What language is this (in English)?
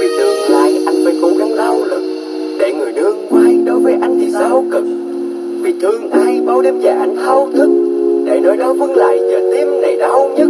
Vietnamese